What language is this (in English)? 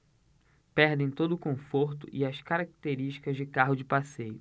Portuguese